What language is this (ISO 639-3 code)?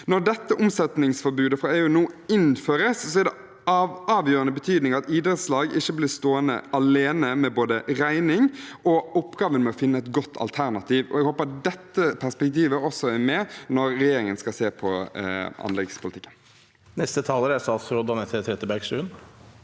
nor